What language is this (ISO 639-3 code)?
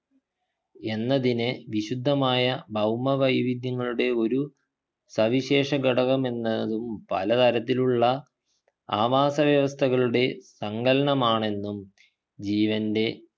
mal